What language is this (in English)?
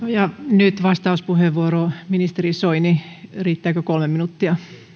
Finnish